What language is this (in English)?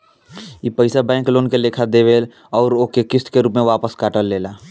Bhojpuri